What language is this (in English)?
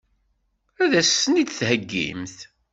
Kabyle